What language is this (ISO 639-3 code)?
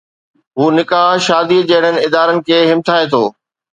snd